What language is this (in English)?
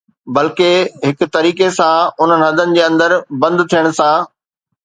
Sindhi